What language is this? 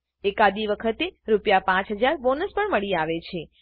Gujarati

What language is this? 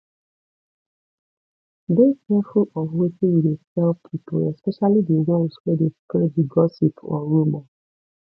Nigerian Pidgin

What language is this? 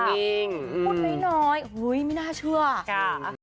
Thai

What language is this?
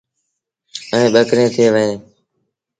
Sindhi Bhil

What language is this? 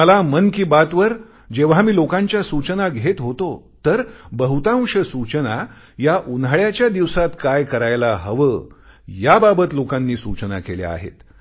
Marathi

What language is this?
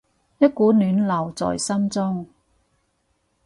Cantonese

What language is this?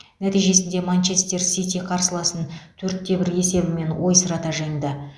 Kazakh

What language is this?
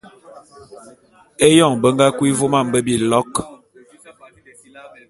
Bulu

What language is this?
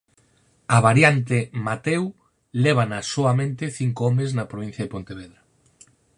Galician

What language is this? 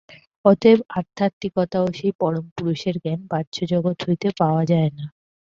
Bangla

